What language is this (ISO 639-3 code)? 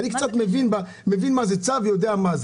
heb